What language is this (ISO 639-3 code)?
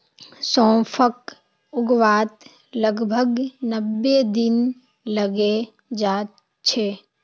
mag